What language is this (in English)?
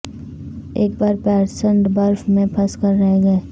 Urdu